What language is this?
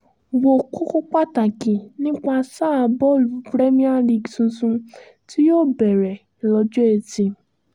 Yoruba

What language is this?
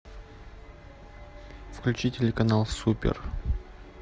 Russian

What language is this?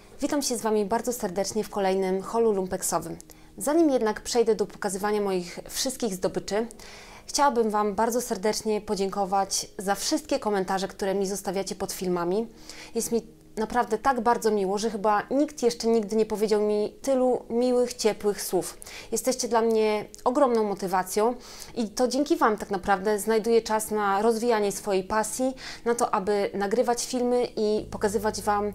Polish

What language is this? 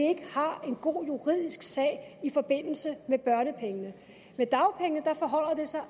Danish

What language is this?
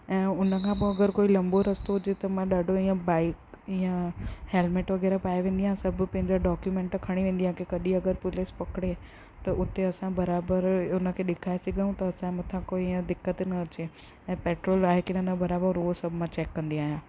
Sindhi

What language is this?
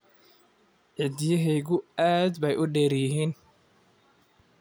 Somali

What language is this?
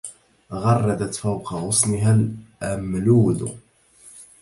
Arabic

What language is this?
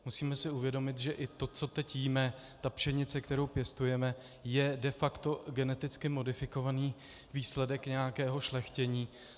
Czech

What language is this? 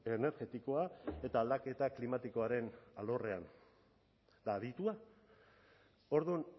Basque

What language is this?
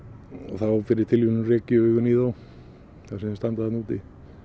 Icelandic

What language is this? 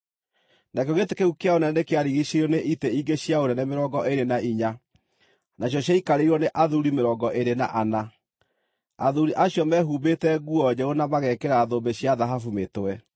Kikuyu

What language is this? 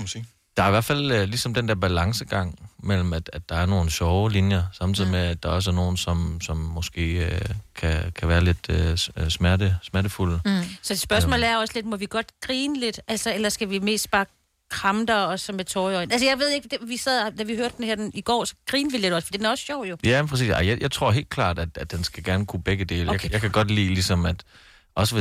Danish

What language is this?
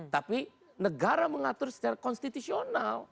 Indonesian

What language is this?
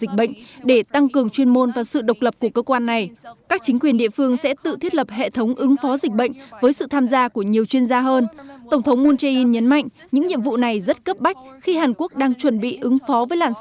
Vietnamese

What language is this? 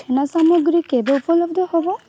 Odia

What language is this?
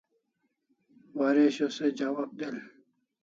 Kalasha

